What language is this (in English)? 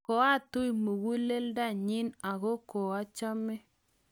Kalenjin